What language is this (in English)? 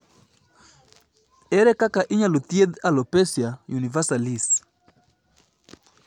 Luo (Kenya and Tanzania)